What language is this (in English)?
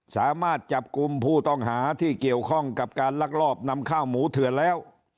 Thai